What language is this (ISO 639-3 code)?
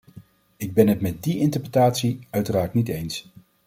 nld